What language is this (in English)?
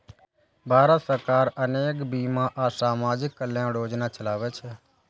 Maithili